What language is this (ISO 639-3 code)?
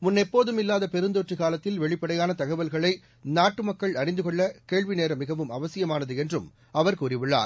tam